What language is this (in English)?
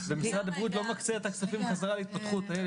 Hebrew